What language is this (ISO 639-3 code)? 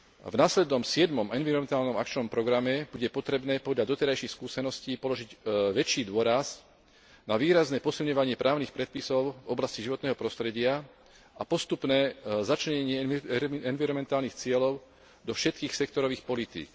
slk